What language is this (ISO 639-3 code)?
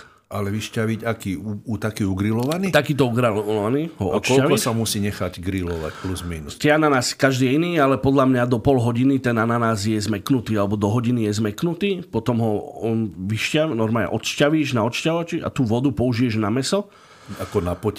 slk